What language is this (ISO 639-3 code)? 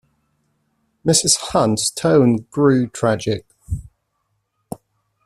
eng